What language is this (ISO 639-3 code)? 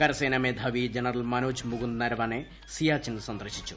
mal